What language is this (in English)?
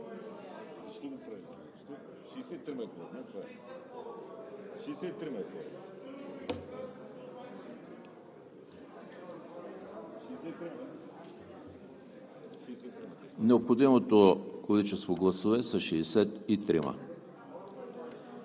Bulgarian